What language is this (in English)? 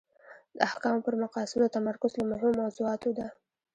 Pashto